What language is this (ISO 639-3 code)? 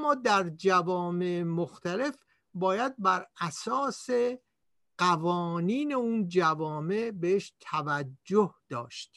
fas